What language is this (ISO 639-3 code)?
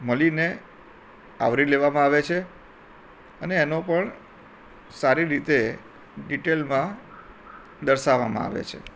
guj